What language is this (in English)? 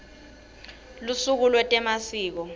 Swati